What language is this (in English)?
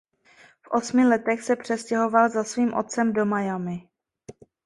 Czech